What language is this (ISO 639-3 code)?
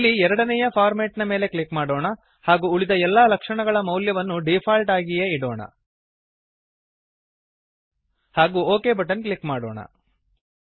kan